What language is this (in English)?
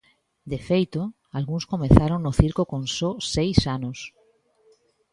Galician